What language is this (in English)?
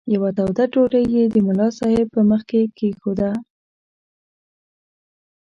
Pashto